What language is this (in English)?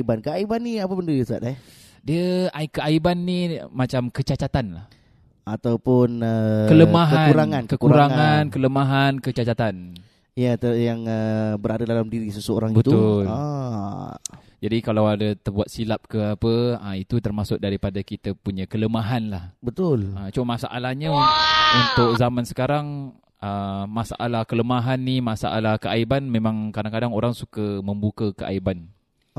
Malay